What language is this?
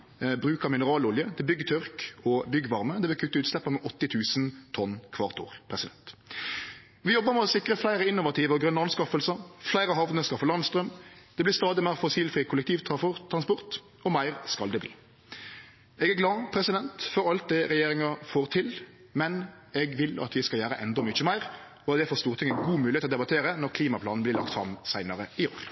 Norwegian Nynorsk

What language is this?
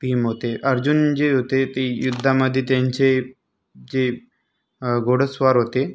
Marathi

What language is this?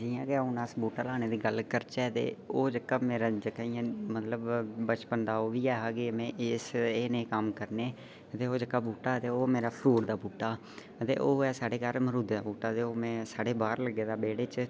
Dogri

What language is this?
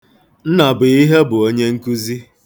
Igbo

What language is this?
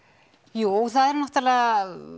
Icelandic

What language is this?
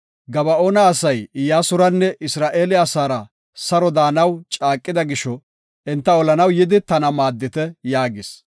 Gofa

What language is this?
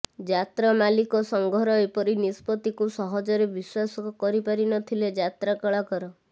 Odia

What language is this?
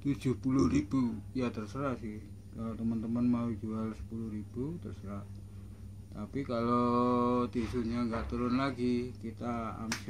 Indonesian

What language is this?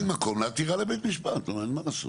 Hebrew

